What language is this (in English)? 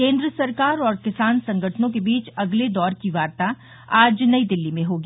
Hindi